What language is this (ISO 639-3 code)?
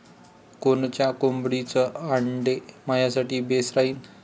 mar